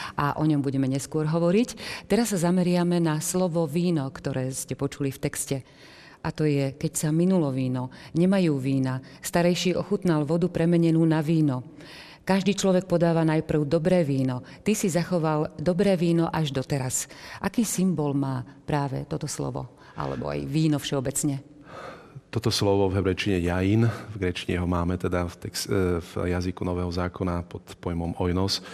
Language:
Slovak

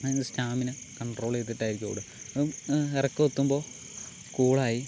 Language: Malayalam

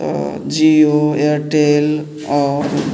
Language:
Maithili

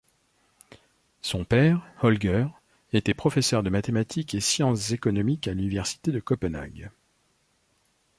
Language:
French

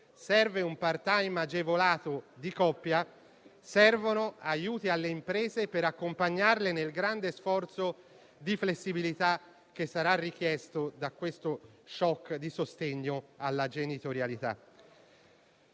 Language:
Italian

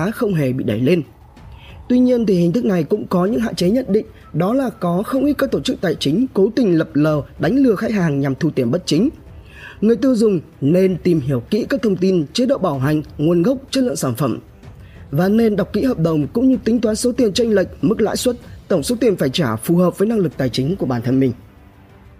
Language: Vietnamese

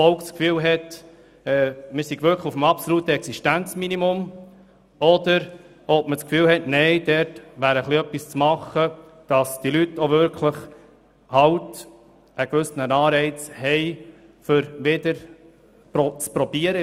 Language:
Swiss German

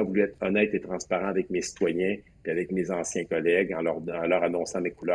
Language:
French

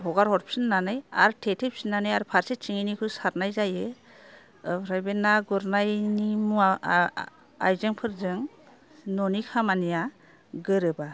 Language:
Bodo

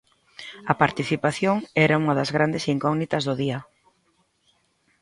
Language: Galician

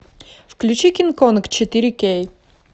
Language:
Russian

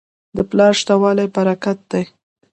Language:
Pashto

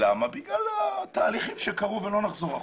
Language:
Hebrew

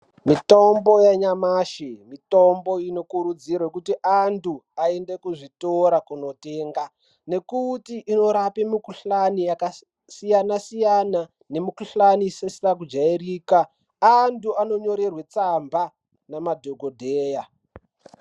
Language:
Ndau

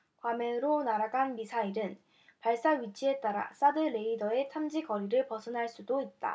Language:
Korean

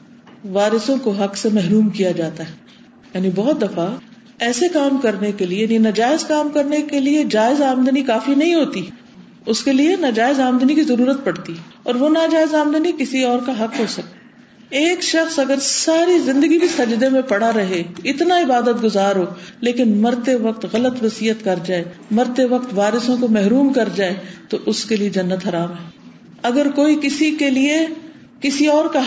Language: Urdu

